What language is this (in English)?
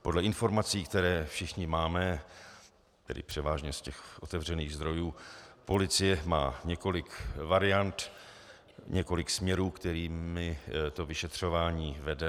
Czech